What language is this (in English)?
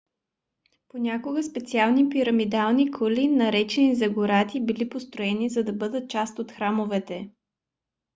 Bulgarian